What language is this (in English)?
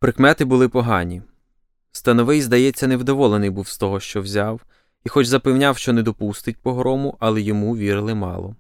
Ukrainian